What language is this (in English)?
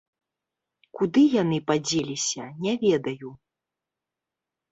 Belarusian